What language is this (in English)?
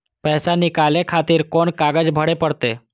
Maithili